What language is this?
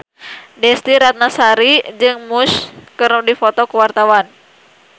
Sundanese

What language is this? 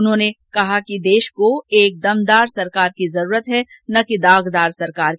Hindi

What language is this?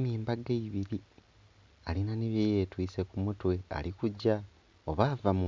Soga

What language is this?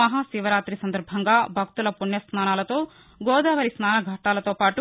Telugu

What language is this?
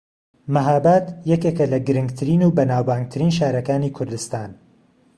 Central Kurdish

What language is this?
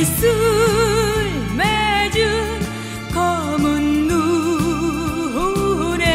Korean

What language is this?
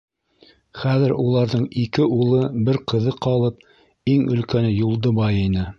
Bashkir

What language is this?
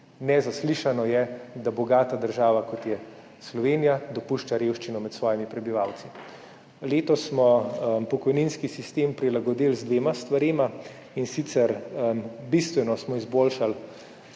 Slovenian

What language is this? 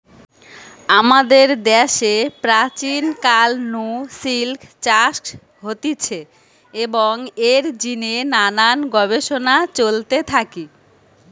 Bangla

